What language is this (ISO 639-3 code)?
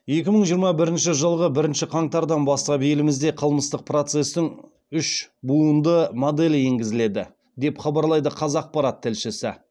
kaz